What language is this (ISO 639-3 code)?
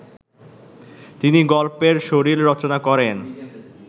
ben